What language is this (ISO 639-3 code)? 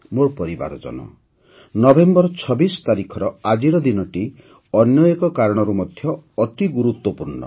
ori